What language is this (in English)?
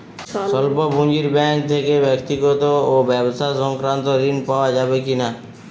Bangla